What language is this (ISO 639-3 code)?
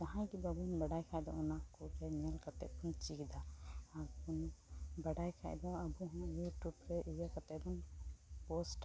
sat